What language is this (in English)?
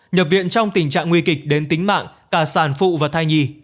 Vietnamese